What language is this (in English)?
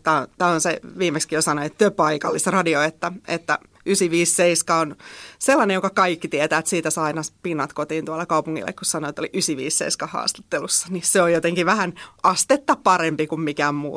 Finnish